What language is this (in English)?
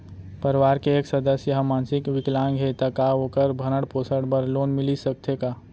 Chhattisgarhi